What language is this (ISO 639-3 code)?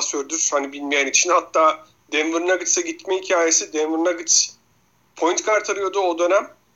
tur